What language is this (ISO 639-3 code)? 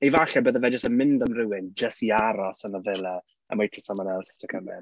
cym